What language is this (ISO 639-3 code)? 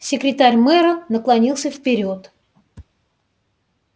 rus